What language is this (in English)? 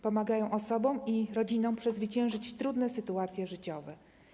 Polish